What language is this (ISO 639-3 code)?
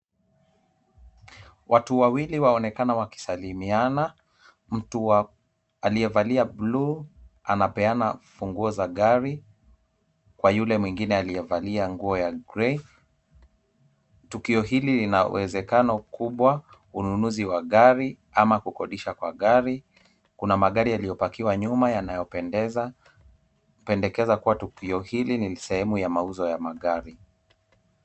swa